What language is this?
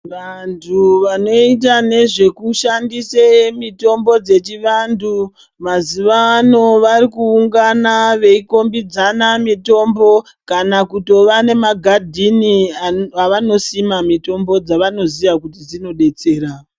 Ndau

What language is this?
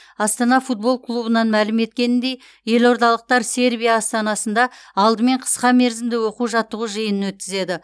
Kazakh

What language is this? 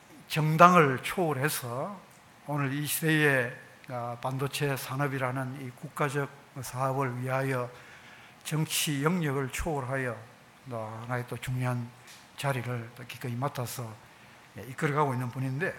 Korean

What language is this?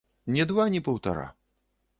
Belarusian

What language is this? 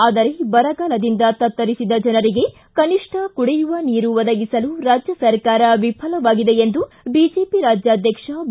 Kannada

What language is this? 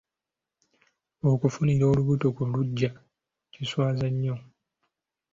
Ganda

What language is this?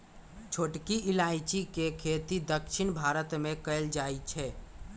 Magahi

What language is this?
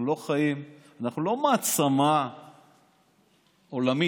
Hebrew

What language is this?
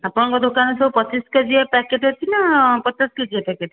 Odia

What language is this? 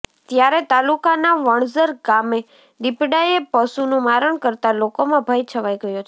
Gujarati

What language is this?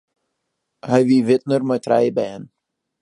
Western Frisian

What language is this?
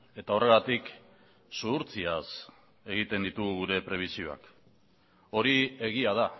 Basque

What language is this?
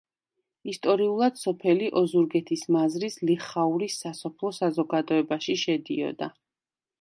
Georgian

